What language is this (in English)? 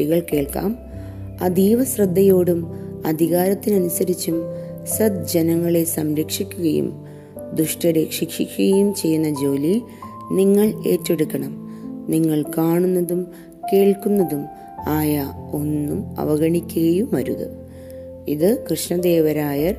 Malayalam